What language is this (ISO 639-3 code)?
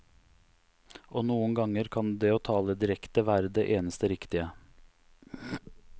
nor